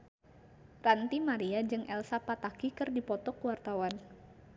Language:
Sundanese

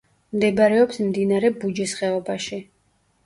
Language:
Georgian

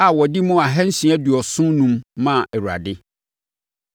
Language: Akan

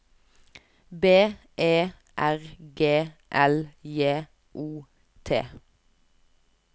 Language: Norwegian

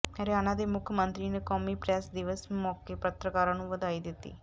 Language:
Punjabi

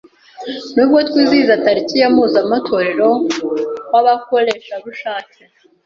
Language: Kinyarwanda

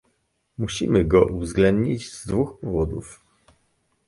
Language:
Polish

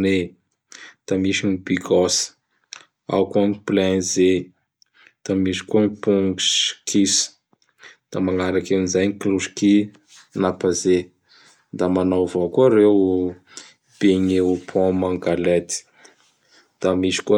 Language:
Bara Malagasy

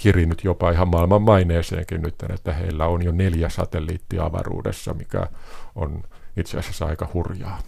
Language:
Finnish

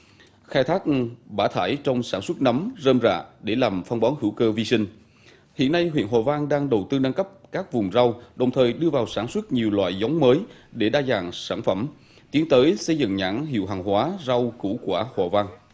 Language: Vietnamese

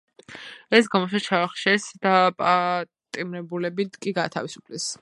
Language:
Georgian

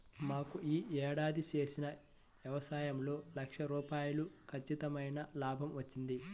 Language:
Telugu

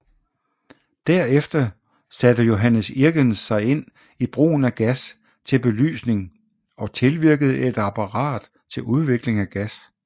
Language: Danish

